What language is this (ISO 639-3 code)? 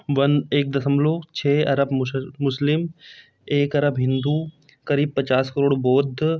hin